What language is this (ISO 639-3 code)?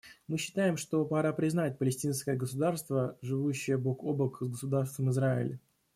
rus